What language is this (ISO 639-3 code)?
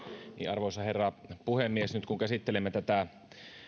fin